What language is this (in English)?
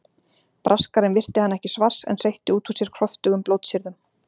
Icelandic